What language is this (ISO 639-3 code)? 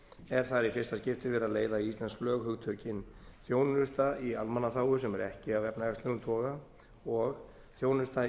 isl